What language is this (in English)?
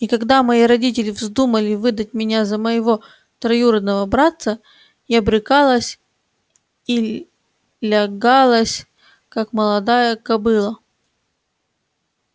Russian